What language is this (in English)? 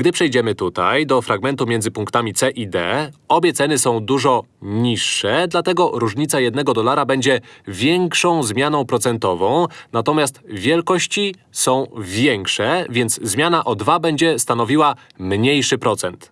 Polish